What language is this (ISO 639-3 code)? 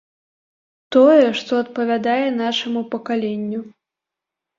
bel